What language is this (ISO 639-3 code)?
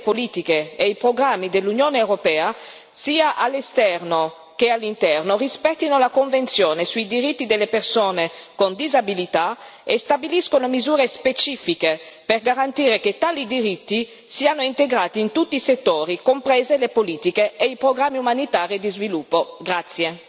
ita